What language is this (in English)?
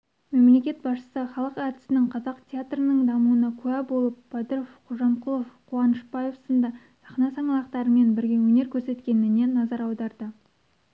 Kazakh